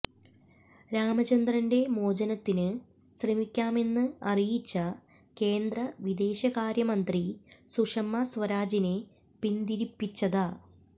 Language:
Malayalam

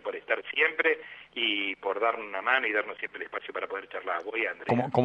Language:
Spanish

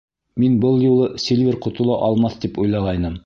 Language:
Bashkir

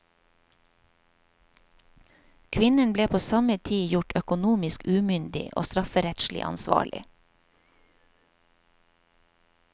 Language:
Norwegian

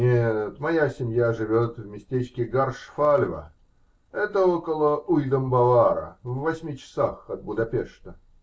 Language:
Russian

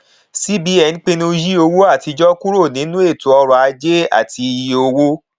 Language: Yoruba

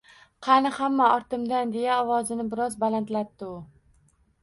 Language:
Uzbek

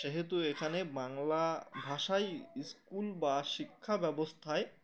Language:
Bangla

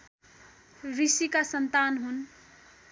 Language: Nepali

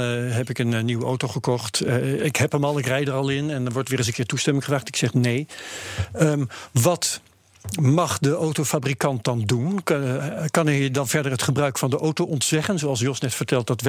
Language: Dutch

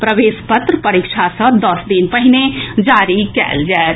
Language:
Maithili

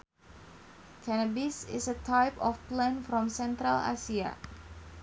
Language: Sundanese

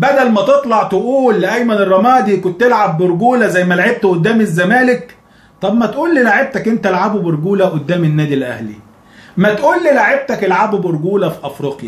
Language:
Arabic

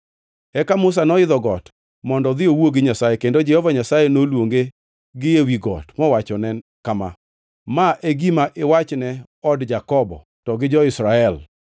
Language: Luo (Kenya and Tanzania)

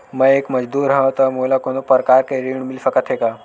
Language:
Chhattisgarhi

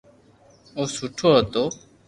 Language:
Loarki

